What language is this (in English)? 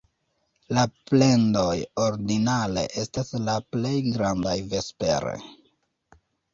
Esperanto